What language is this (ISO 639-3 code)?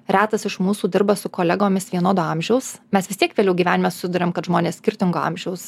lit